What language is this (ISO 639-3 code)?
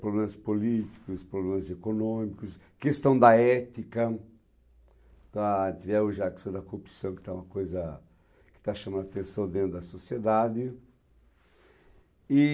por